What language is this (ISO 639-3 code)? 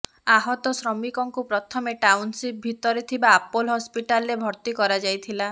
ori